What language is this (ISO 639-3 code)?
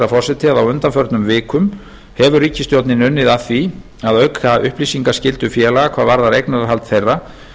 isl